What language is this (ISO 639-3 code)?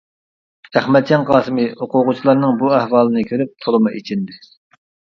uig